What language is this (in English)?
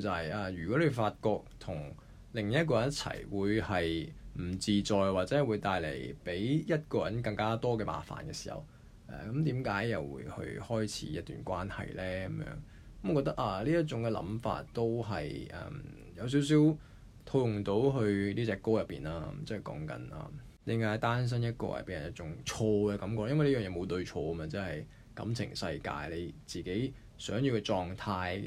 Chinese